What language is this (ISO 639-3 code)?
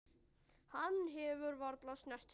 isl